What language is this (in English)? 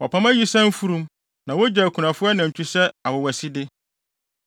Akan